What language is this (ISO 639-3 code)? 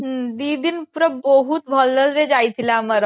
ori